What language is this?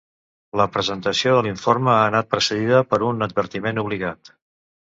Catalan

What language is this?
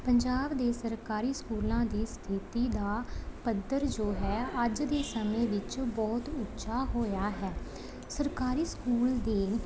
Punjabi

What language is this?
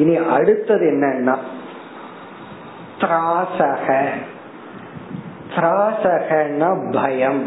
Tamil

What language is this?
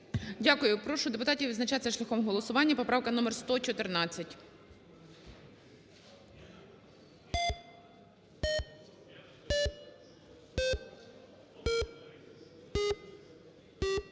Ukrainian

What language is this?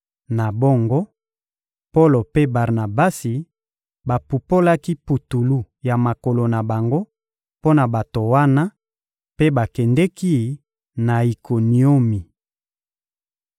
Lingala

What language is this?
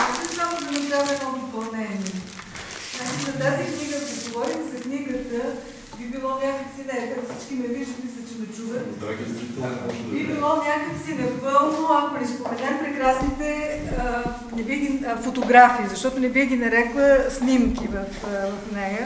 Bulgarian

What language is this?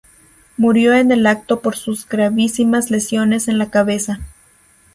Spanish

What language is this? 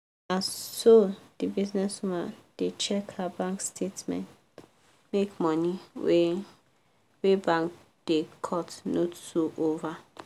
Nigerian Pidgin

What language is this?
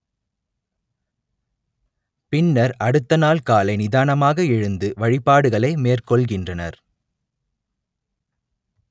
Tamil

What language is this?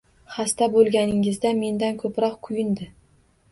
Uzbek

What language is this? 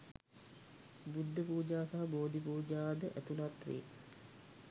Sinhala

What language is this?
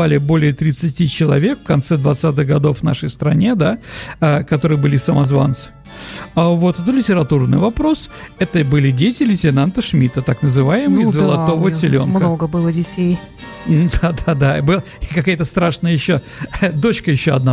Russian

